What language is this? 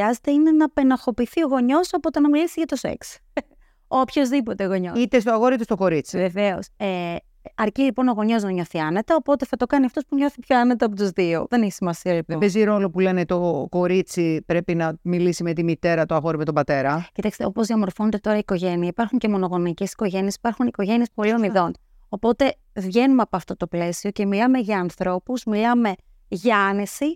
Greek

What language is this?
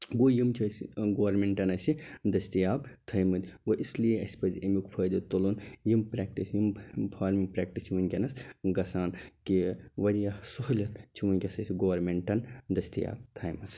Kashmiri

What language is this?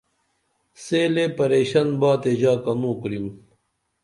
Dameli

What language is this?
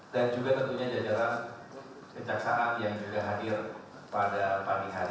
Indonesian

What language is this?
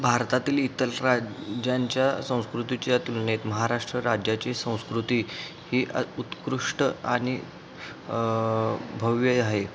Marathi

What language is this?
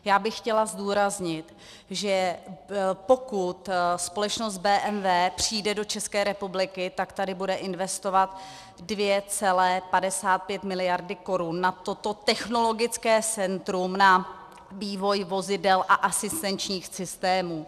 Czech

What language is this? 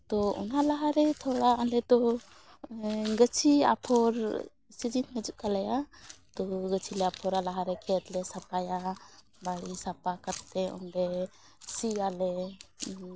Santali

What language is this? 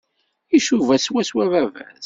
Kabyle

